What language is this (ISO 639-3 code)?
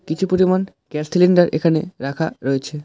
ben